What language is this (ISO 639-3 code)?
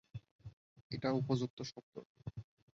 ben